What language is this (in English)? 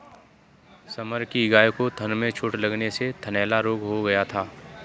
Hindi